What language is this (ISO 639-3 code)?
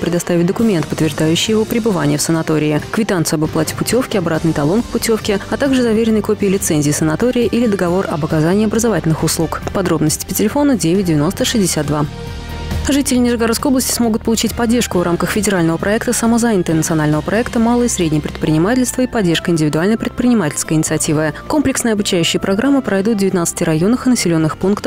rus